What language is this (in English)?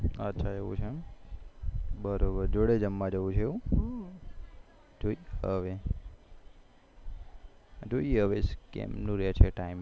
Gujarati